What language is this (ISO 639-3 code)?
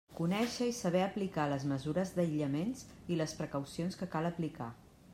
cat